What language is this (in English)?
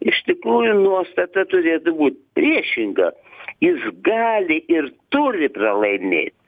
Lithuanian